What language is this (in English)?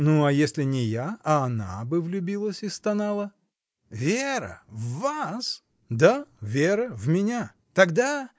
Russian